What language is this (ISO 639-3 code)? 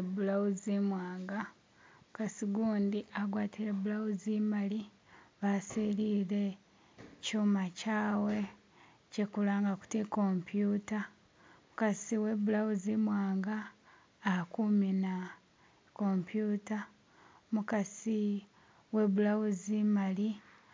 myx